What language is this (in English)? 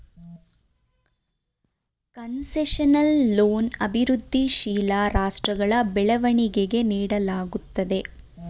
Kannada